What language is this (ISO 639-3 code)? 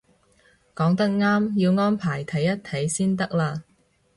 yue